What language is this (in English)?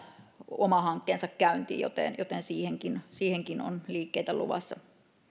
Finnish